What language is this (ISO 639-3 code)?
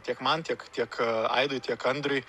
lit